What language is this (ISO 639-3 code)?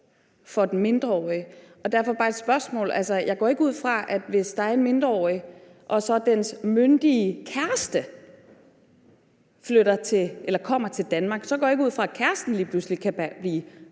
dan